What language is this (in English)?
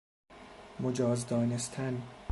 Persian